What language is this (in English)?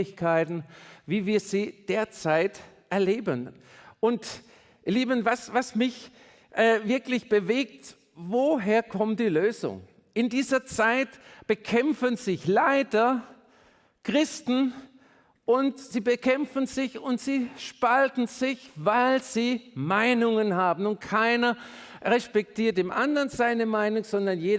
German